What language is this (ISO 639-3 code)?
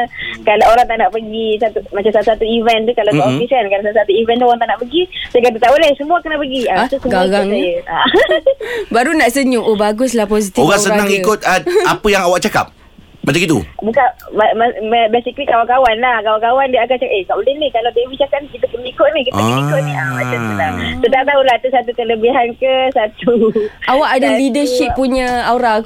msa